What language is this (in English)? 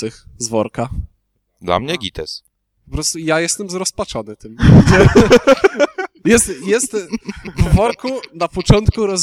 Polish